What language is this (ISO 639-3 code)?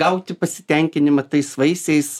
lit